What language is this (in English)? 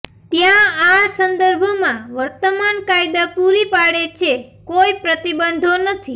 Gujarati